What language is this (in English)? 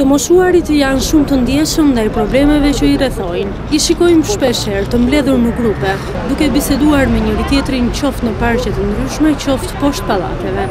Romanian